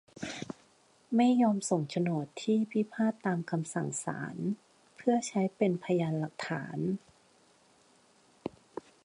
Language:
Thai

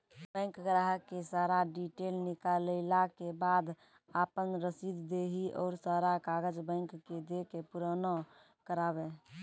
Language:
Maithili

